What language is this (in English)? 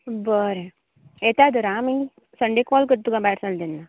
Konkani